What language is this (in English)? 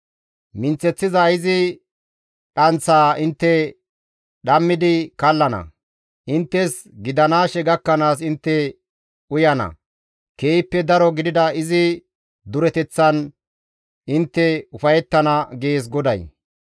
Gamo